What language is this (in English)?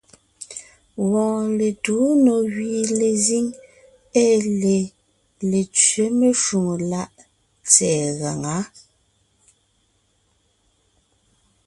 Ngiemboon